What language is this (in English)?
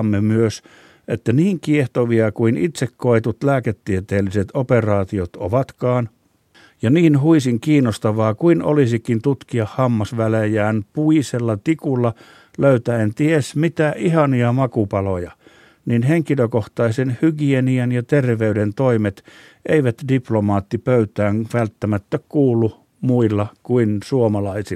Finnish